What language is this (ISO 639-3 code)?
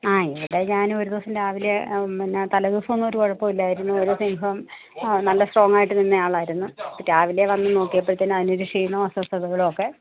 mal